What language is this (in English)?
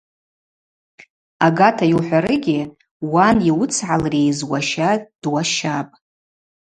Abaza